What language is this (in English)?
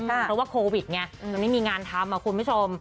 Thai